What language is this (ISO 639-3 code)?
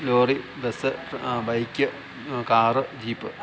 mal